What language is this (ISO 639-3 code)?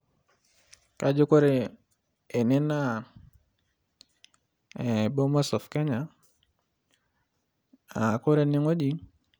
mas